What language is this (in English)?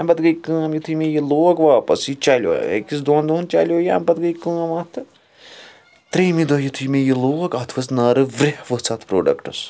Kashmiri